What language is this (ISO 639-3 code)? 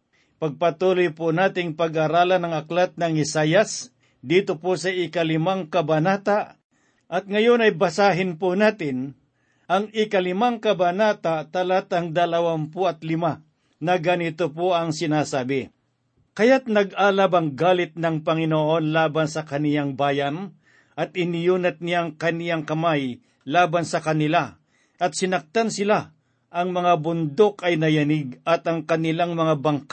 fil